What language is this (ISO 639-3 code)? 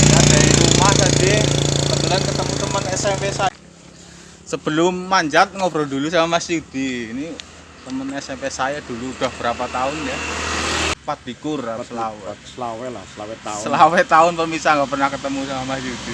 ind